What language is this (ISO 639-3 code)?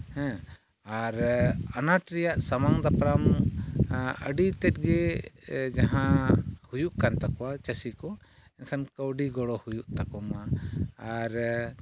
sat